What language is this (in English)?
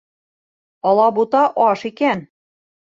Bashkir